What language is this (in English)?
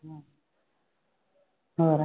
Punjabi